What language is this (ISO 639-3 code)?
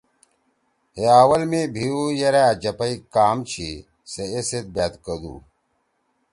trw